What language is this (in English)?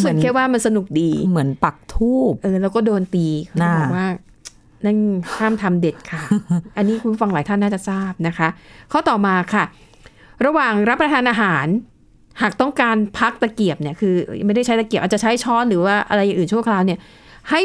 Thai